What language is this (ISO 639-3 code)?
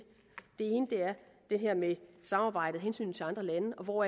dan